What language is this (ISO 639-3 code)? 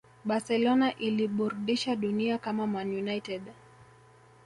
swa